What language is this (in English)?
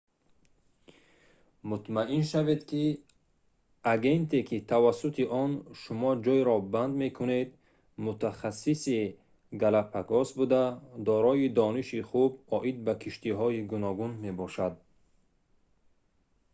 Tajik